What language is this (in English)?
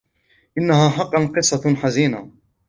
Arabic